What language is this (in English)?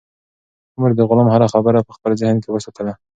Pashto